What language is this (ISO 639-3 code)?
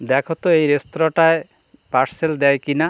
ben